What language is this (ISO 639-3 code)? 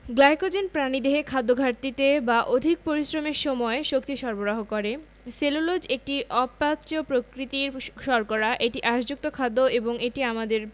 ben